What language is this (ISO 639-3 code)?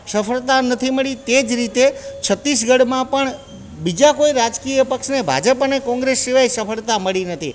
guj